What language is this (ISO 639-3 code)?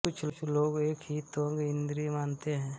hin